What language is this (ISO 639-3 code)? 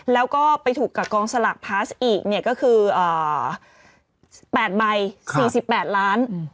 tha